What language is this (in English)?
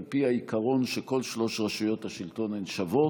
Hebrew